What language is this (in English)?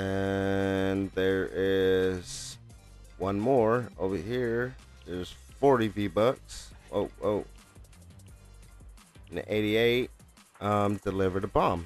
English